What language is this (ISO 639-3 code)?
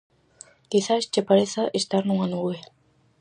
glg